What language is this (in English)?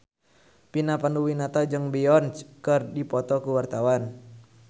Sundanese